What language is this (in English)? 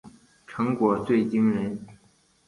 Chinese